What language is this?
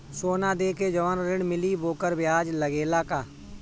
Bhojpuri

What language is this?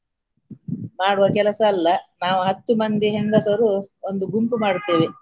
Kannada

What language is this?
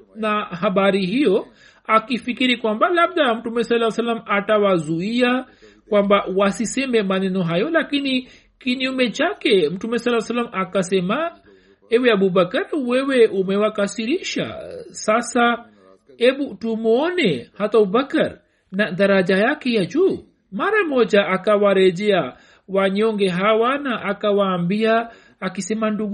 Swahili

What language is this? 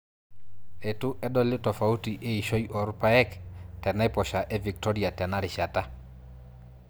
Masai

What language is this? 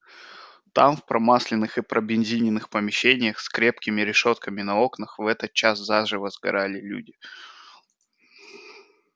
Russian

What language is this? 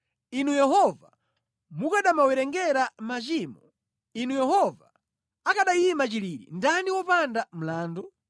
Nyanja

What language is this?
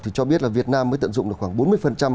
Vietnamese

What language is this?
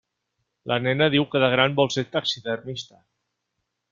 Catalan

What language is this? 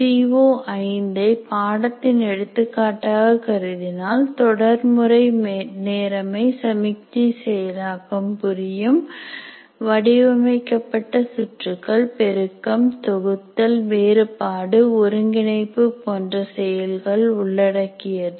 Tamil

